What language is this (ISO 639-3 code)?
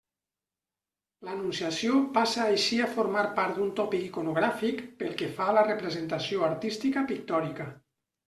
cat